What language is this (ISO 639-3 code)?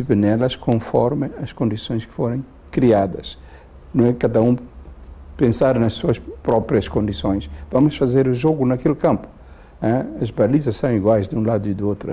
por